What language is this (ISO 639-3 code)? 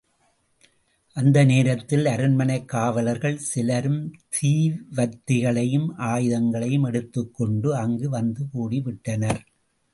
tam